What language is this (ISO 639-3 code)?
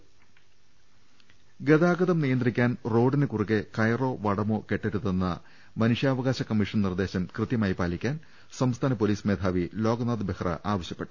mal